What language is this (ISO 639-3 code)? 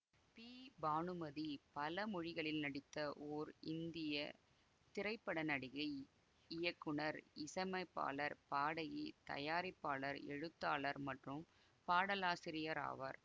tam